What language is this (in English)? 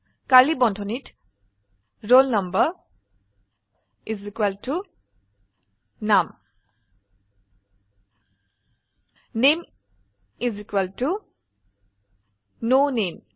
Assamese